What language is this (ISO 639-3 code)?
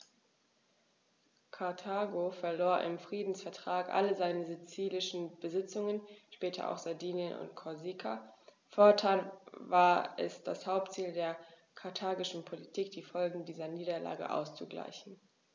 deu